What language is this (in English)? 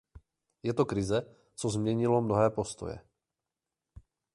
Czech